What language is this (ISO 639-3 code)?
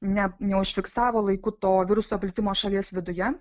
lit